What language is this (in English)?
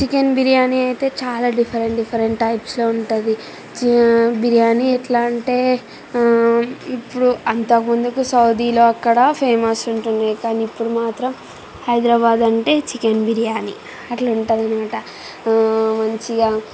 Telugu